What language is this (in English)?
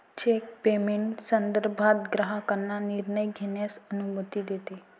Marathi